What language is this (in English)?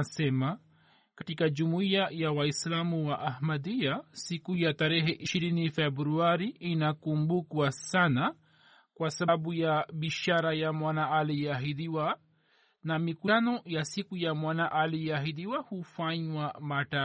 Swahili